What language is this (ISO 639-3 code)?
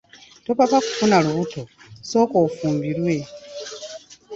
lug